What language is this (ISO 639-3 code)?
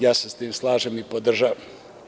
srp